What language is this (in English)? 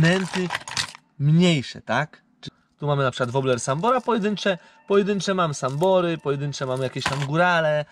Polish